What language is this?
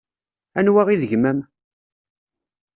Kabyle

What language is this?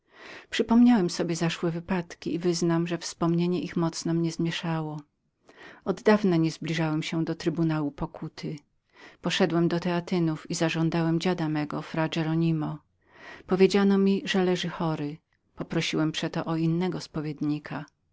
Polish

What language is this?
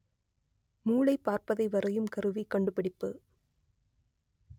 Tamil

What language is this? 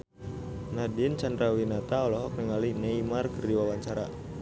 Sundanese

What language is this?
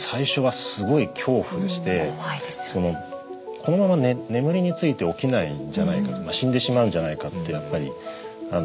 Japanese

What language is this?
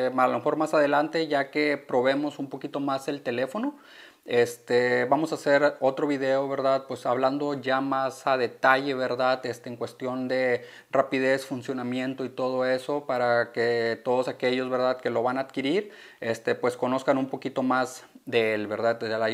Spanish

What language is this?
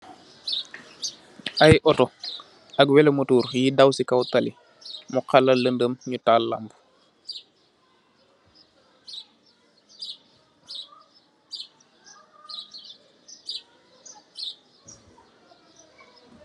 Wolof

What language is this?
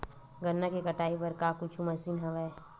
Chhattisgarhi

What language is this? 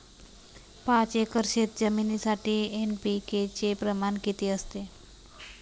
Marathi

